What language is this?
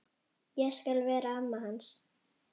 Icelandic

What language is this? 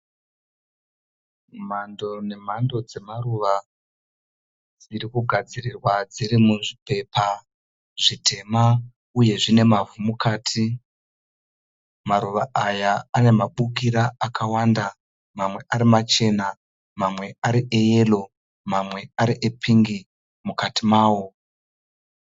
Shona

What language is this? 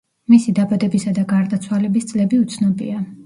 Georgian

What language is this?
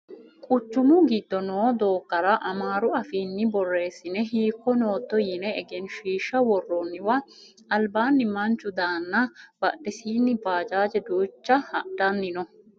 Sidamo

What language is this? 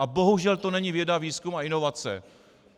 Czech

